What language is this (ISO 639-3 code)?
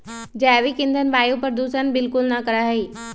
mag